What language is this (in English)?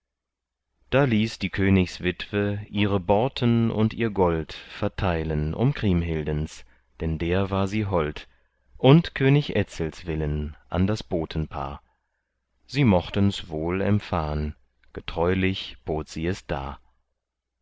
German